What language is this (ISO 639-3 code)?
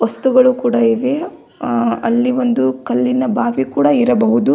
kan